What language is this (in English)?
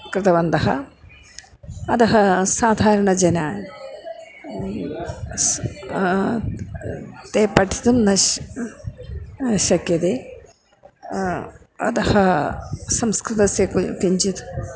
Sanskrit